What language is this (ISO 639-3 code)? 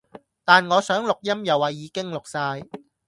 yue